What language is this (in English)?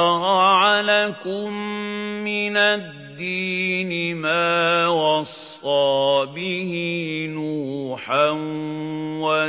Arabic